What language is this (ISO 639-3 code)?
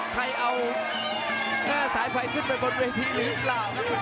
tha